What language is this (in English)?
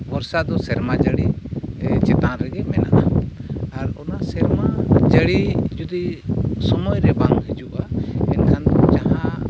Santali